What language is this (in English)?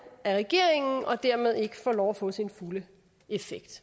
Danish